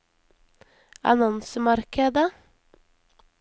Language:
Norwegian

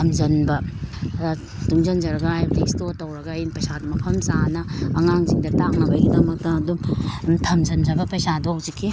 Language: Manipuri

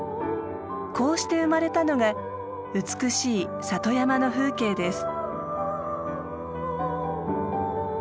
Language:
Japanese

